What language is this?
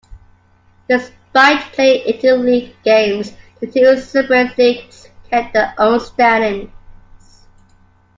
English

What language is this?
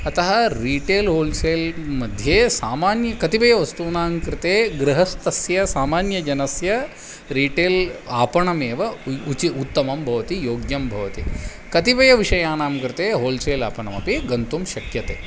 Sanskrit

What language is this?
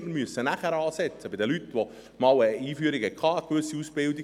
Swiss German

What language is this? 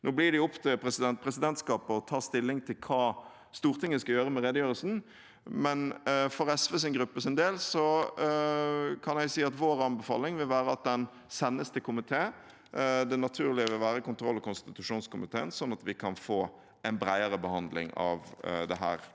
Norwegian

